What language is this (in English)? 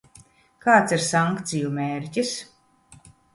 Latvian